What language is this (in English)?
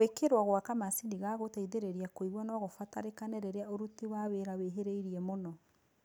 Kikuyu